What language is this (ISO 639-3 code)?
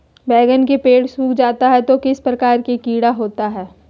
mag